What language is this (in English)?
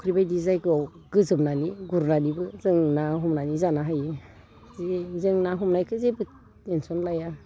Bodo